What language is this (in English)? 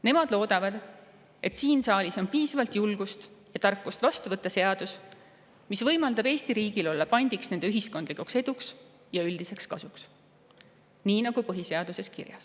Estonian